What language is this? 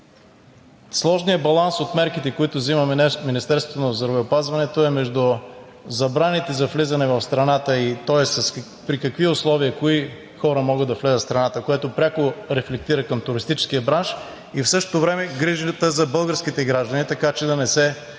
Bulgarian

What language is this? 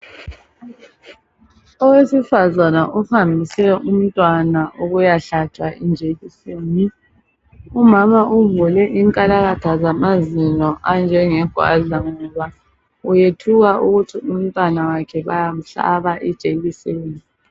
North Ndebele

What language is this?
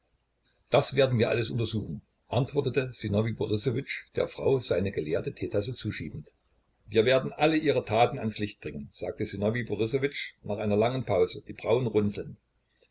German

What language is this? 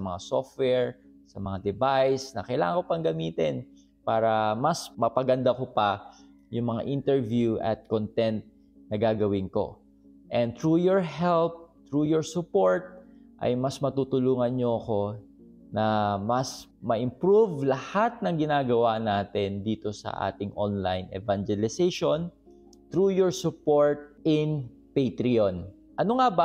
Filipino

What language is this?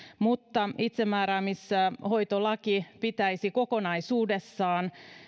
Finnish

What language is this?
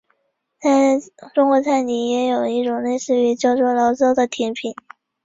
Chinese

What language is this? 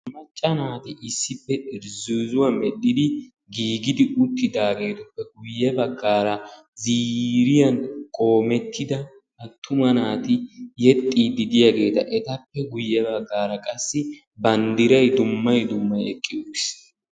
Wolaytta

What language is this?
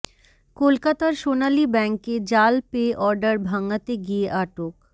Bangla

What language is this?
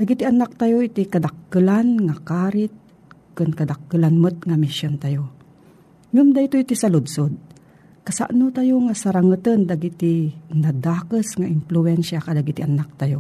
Filipino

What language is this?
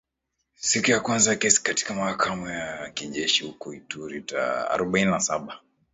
Swahili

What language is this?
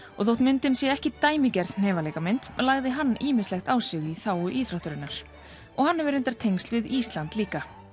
Icelandic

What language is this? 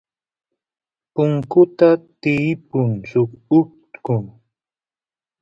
Santiago del Estero Quichua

